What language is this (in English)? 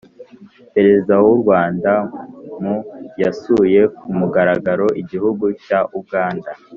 Kinyarwanda